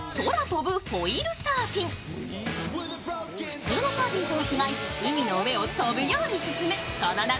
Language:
Japanese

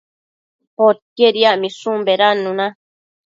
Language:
Matsés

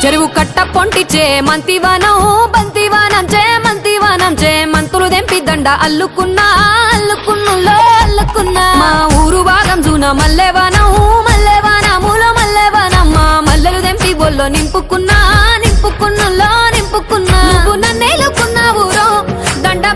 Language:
Hindi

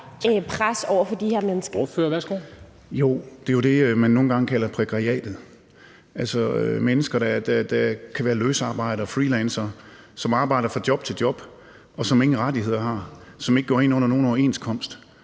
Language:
Danish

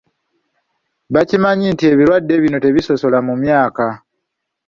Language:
Ganda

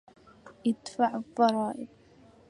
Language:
Arabic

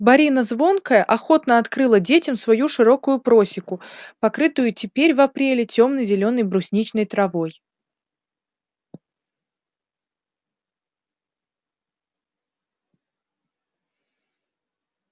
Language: Russian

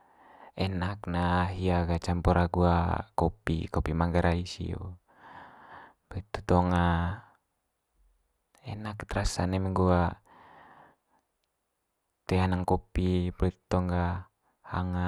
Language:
Manggarai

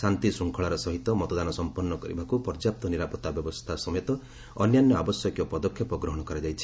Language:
Odia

